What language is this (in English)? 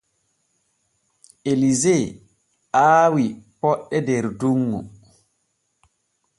Borgu Fulfulde